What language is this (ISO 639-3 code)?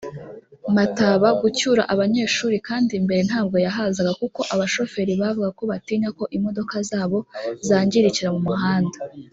kin